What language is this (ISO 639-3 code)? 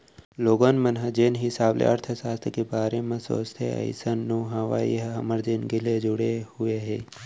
hne